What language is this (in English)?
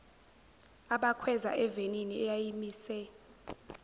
Zulu